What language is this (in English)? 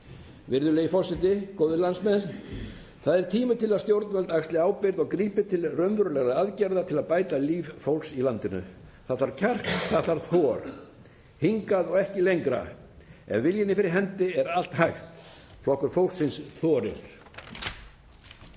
Icelandic